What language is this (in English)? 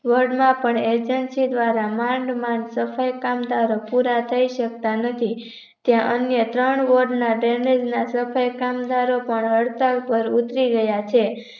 Gujarati